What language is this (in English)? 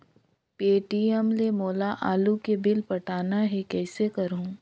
Chhattisgarhi